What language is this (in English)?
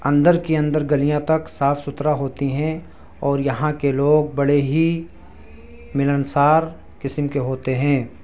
Urdu